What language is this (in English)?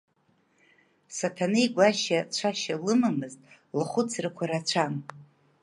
Abkhazian